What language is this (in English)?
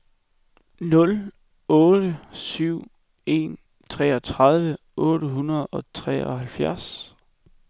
Danish